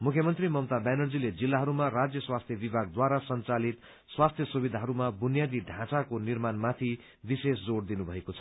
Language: Nepali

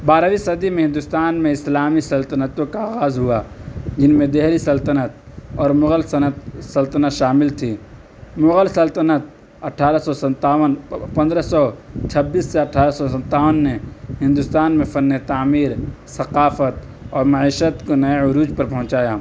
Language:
Urdu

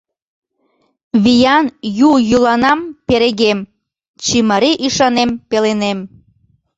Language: Mari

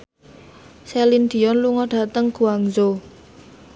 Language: Javanese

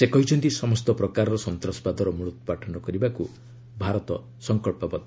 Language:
Odia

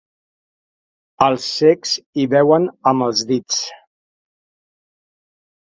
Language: Catalan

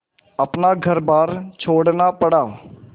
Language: Hindi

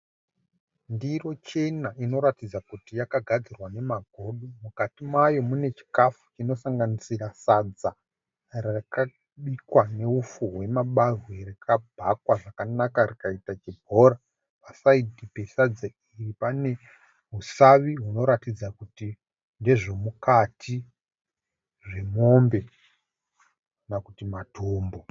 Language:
Shona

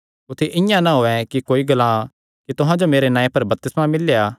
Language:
Kangri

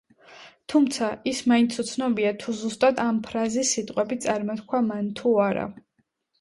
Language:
Georgian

